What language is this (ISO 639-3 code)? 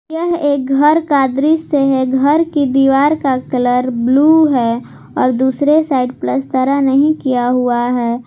hin